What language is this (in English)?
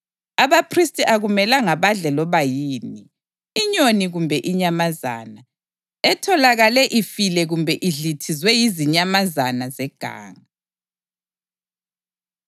North Ndebele